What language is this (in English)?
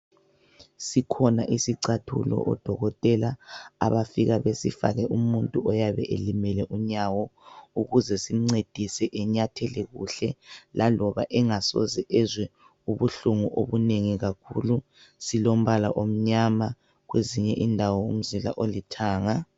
North Ndebele